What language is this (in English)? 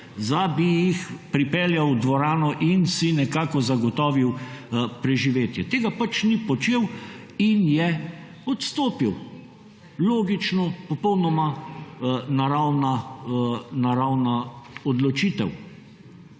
Slovenian